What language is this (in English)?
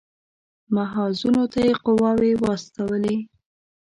Pashto